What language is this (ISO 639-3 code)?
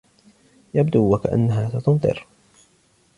ara